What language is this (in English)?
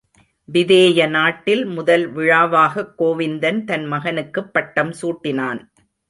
Tamil